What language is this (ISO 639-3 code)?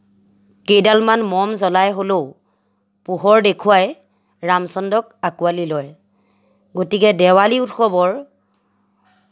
asm